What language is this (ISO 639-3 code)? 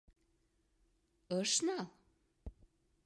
chm